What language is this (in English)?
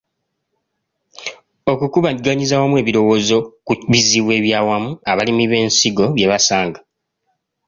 Ganda